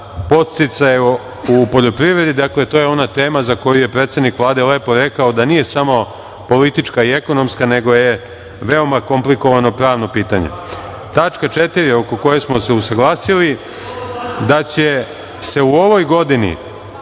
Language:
Serbian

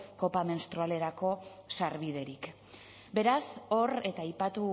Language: Basque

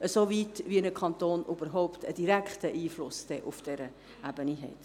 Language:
Swiss German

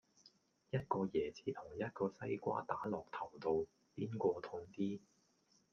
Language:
Cantonese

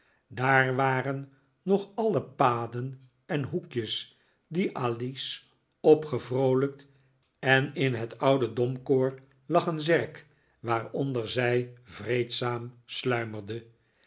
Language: Dutch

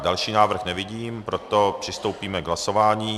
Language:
Czech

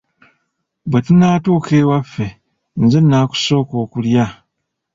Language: Ganda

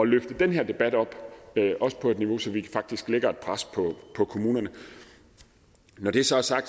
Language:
Danish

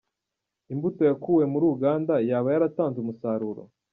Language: Kinyarwanda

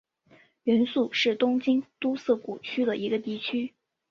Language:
Chinese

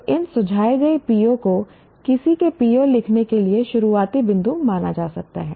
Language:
Hindi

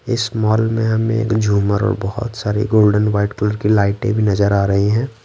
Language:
Hindi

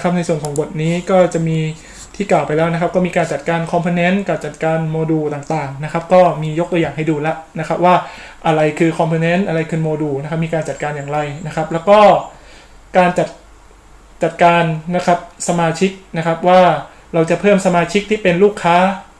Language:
Thai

